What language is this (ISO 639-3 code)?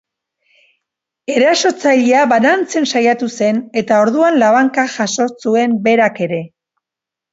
eus